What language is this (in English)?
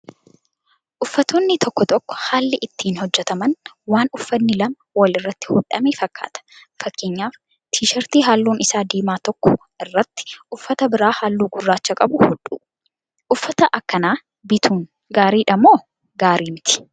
Oromo